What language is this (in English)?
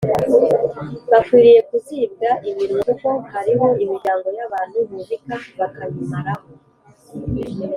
Kinyarwanda